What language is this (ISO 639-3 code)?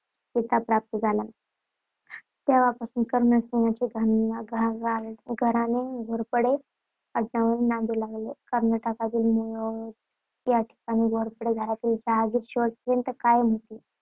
mar